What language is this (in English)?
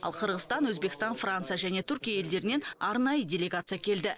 Kazakh